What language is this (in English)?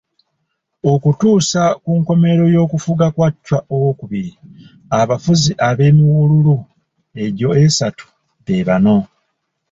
Ganda